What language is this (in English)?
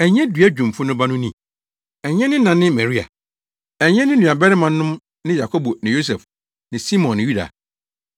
Akan